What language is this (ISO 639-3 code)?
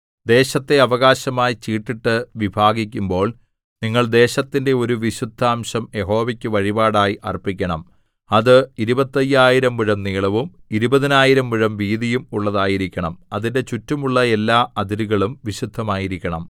mal